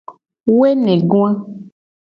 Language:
Gen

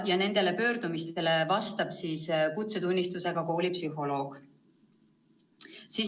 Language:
Estonian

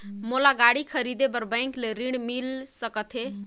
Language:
Chhattisgarhi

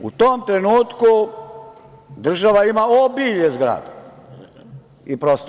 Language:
Serbian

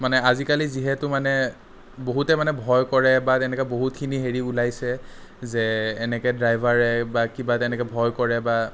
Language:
Assamese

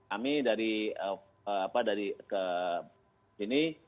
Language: Indonesian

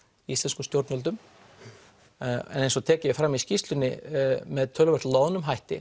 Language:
Icelandic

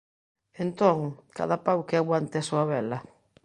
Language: Galician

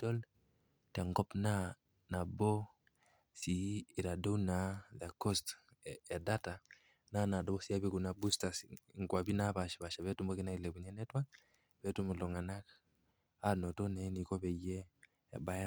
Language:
Masai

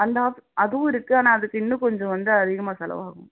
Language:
Tamil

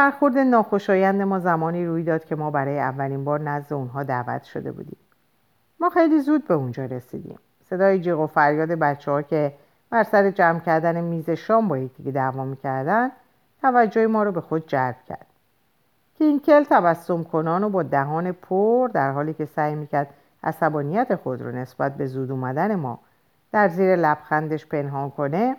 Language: Persian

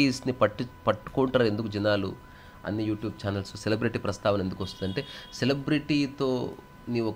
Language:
Telugu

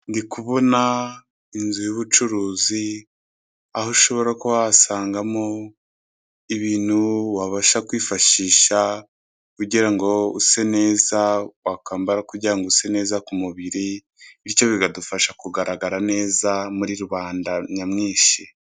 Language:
Kinyarwanda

